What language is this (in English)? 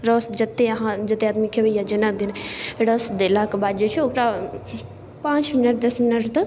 Maithili